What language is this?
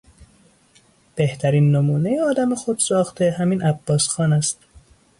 Persian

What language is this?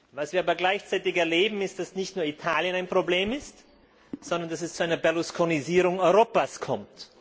German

